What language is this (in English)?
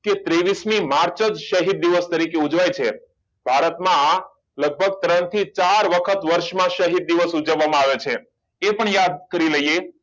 Gujarati